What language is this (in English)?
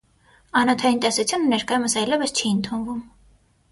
Armenian